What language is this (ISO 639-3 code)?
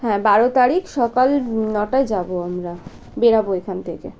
ben